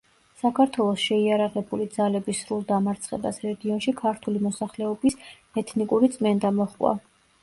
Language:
Georgian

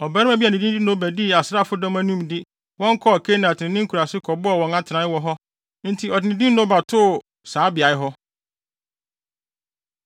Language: Akan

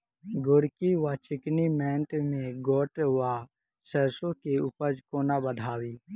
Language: Maithili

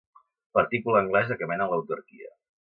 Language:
Catalan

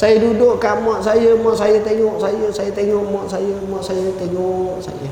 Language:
Malay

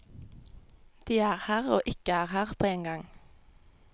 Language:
Norwegian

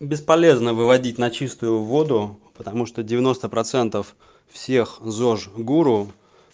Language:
Russian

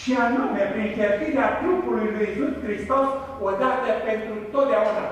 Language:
Romanian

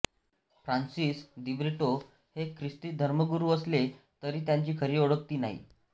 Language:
Marathi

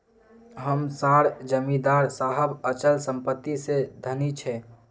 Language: Magahi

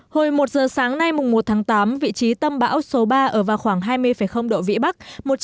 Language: Vietnamese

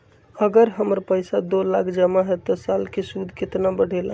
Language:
Magahi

